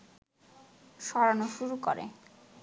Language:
Bangla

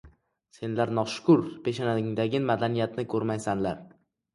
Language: Uzbek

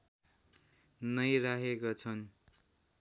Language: Nepali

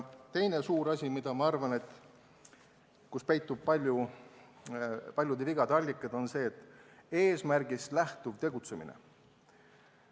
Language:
Estonian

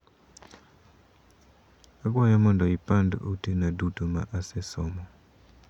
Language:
Luo (Kenya and Tanzania)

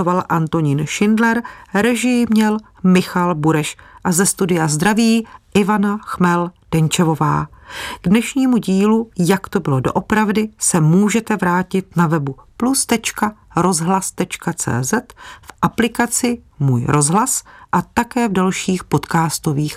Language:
Czech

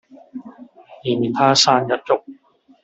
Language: Cantonese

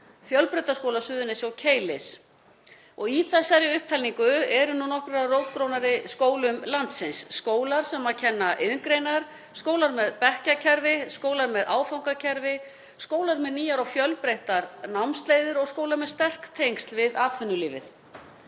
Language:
Icelandic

